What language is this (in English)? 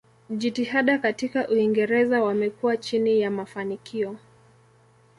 Swahili